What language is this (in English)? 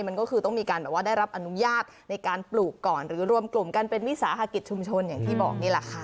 Thai